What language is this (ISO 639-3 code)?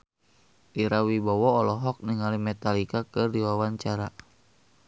sun